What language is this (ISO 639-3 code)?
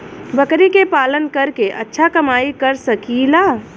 bho